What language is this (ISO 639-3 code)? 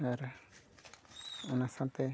sat